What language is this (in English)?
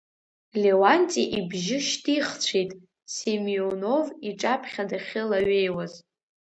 Abkhazian